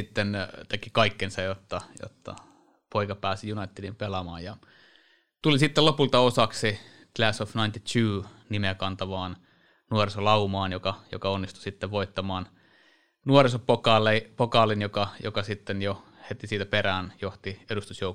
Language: Finnish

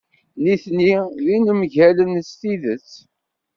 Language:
Kabyle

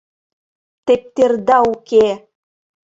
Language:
Mari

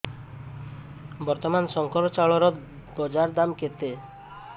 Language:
Odia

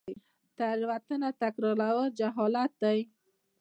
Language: Pashto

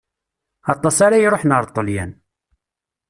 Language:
Kabyle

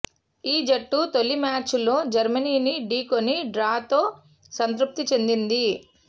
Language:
Telugu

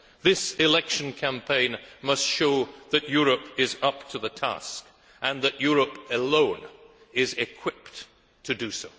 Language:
English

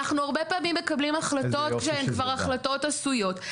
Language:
Hebrew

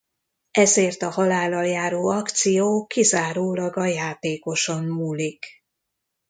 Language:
Hungarian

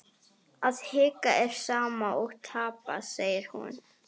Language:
Icelandic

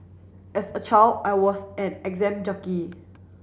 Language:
English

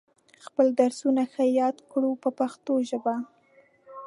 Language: Pashto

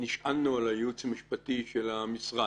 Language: Hebrew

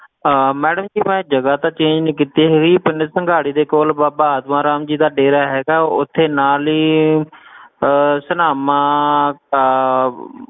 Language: Punjabi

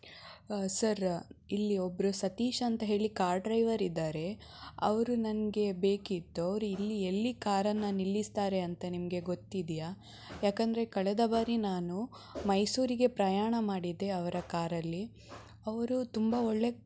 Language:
Kannada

